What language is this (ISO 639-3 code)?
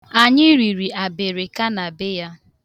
ibo